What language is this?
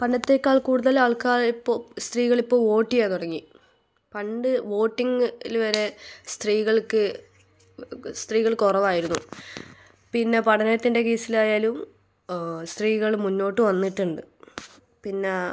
Malayalam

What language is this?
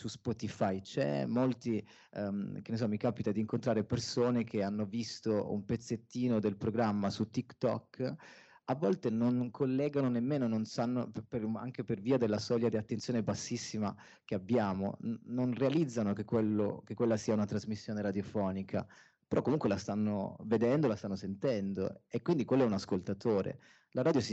Italian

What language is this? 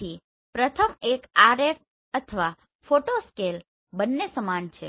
Gujarati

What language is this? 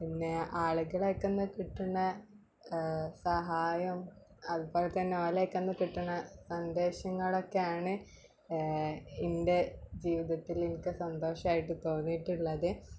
Malayalam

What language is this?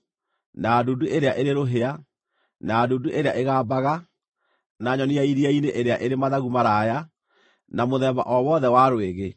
Kikuyu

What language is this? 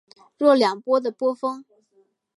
Chinese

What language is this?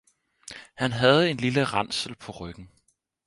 Danish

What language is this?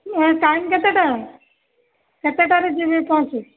Odia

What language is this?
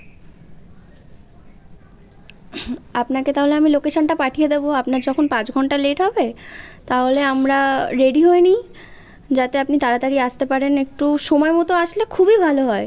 Bangla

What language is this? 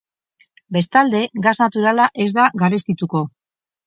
Basque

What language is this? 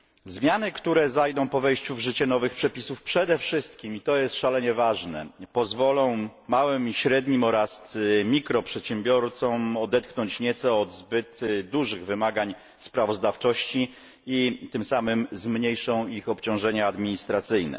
Polish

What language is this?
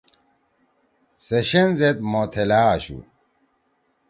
Torwali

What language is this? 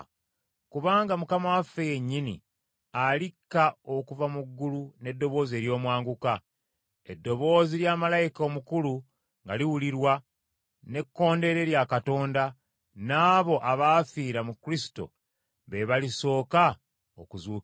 Ganda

